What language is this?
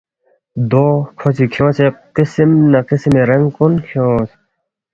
Balti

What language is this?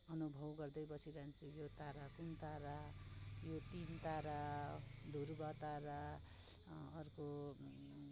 Nepali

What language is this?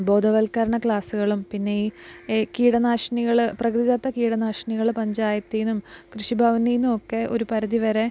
Malayalam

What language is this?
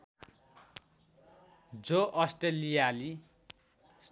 Nepali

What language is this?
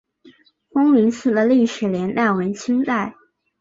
Chinese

